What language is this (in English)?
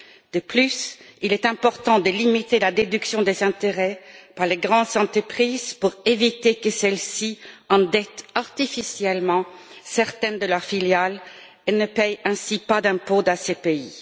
French